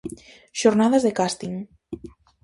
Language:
Galician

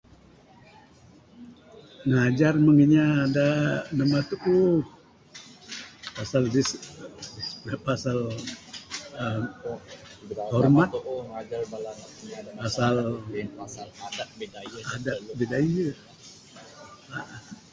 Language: Bukar-Sadung Bidayuh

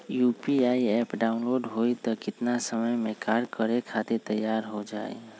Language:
Magahi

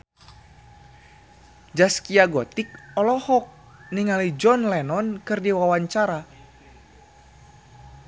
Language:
Sundanese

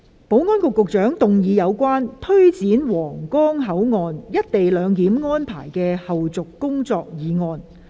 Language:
Cantonese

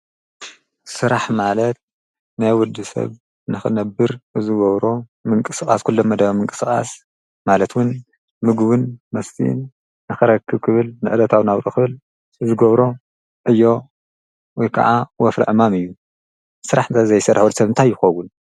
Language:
Tigrinya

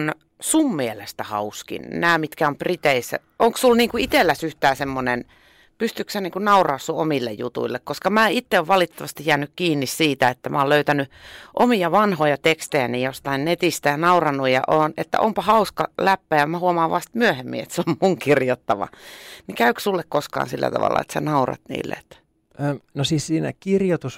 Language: Finnish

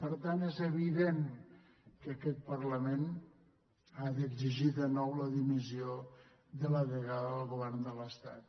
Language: Catalan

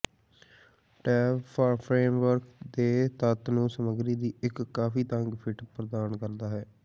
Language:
Punjabi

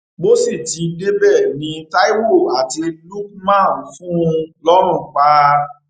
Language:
Yoruba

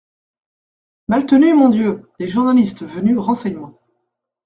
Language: French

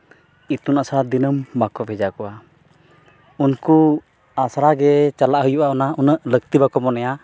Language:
Santali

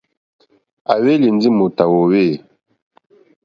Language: Mokpwe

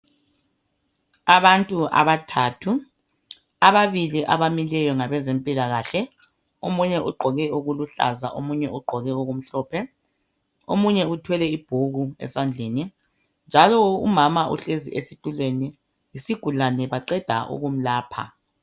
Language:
North Ndebele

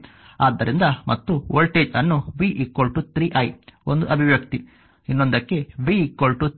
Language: Kannada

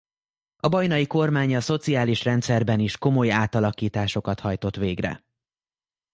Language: Hungarian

